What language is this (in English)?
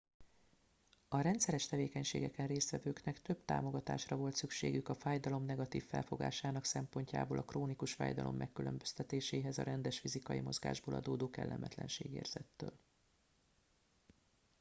Hungarian